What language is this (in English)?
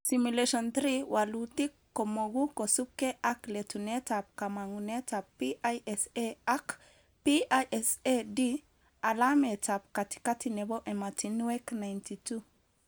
Kalenjin